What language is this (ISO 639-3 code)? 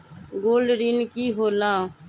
mag